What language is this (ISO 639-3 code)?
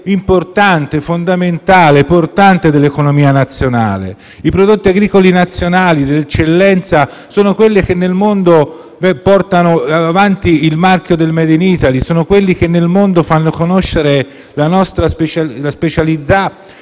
ita